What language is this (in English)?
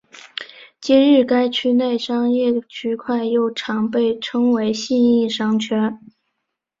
Chinese